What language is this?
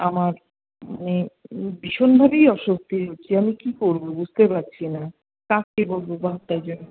Bangla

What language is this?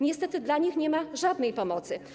Polish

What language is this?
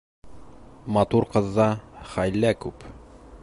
Bashkir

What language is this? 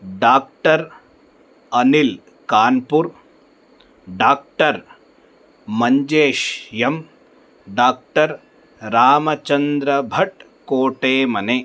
Sanskrit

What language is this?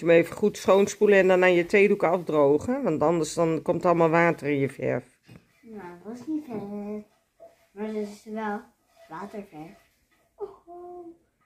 Dutch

